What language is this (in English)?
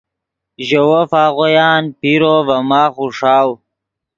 Yidgha